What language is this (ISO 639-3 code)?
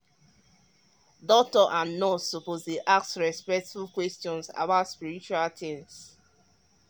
pcm